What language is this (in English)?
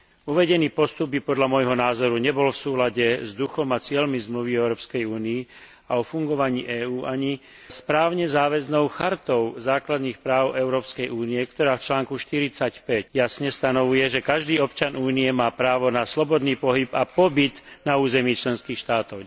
Slovak